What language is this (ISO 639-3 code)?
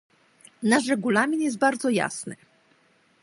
pol